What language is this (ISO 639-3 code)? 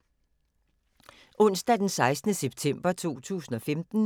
dan